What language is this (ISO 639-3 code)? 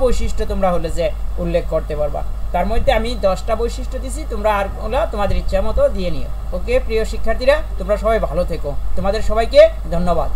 hin